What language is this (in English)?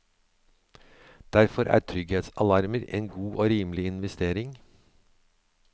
Norwegian